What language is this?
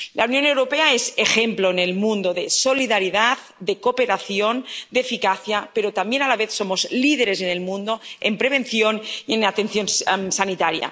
Spanish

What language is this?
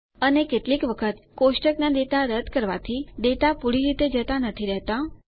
Gujarati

